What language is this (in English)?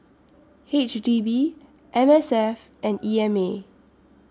English